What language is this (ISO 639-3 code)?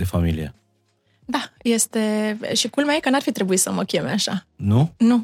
ron